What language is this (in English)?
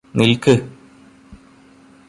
Malayalam